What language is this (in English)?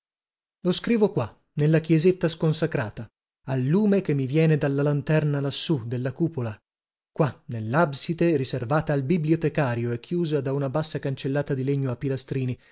Italian